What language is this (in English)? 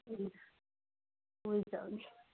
Nepali